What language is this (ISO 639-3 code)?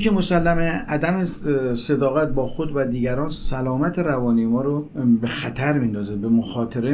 fas